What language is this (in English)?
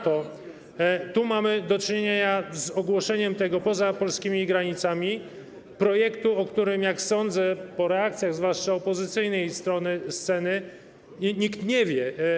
Polish